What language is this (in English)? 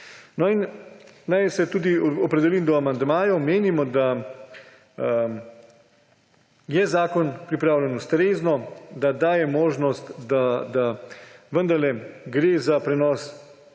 Slovenian